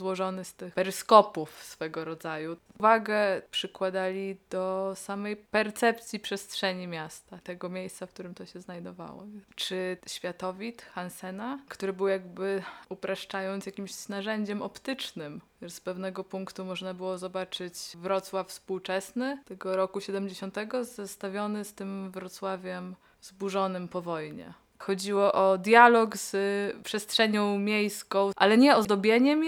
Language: Polish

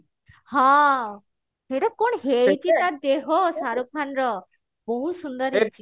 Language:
Odia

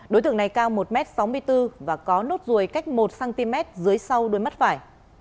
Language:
Vietnamese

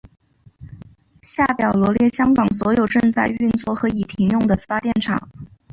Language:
Chinese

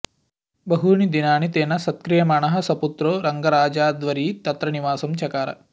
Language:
Sanskrit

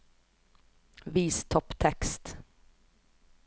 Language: Norwegian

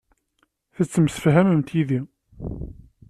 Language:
Kabyle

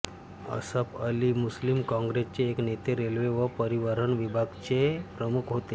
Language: Marathi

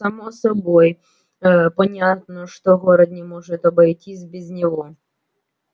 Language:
Russian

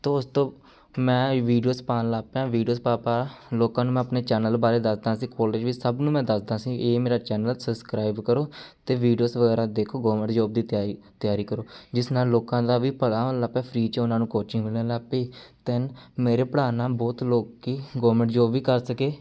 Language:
Punjabi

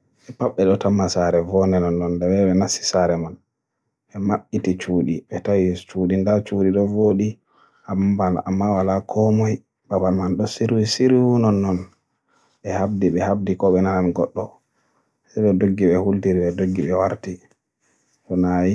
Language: Borgu Fulfulde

